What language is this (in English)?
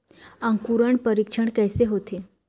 Chhattisgarhi